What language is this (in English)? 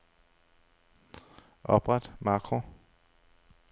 Danish